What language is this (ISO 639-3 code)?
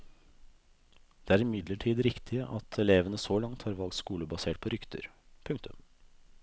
nor